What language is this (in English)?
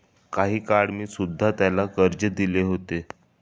Marathi